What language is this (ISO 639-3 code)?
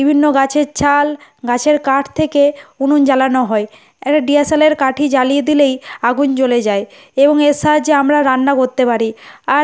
ben